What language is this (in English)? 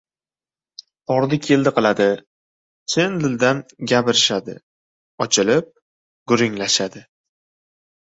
Uzbek